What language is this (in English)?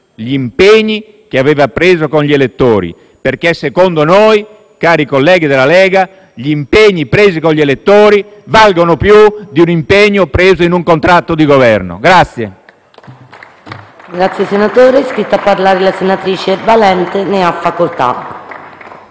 Italian